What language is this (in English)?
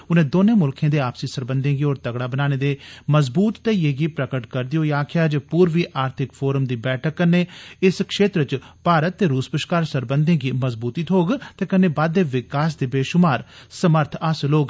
Dogri